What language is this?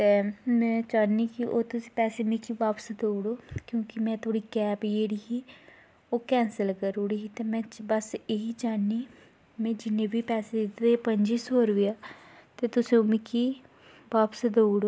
Dogri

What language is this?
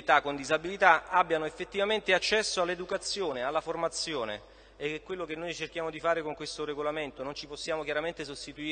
Italian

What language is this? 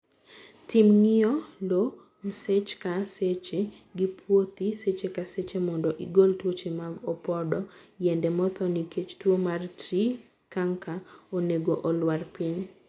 Luo (Kenya and Tanzania)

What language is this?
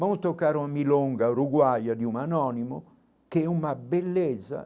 Portuguese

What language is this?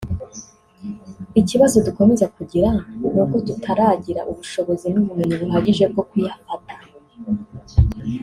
Kinyarwanda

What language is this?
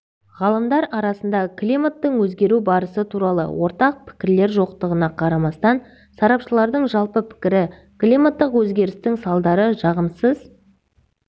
Kazakh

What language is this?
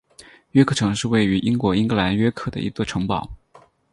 Chinese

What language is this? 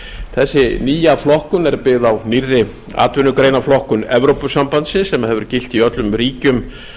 Icelandic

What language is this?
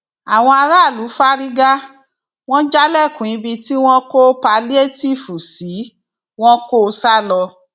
Yoruba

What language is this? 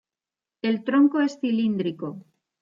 Spanish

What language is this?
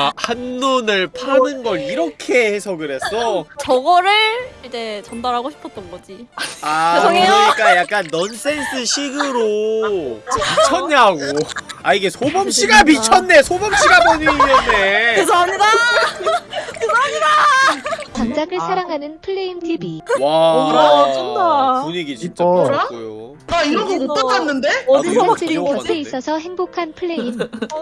Korean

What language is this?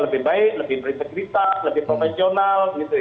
Indonesian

